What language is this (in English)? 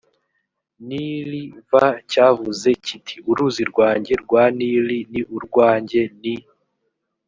Kinyarwanda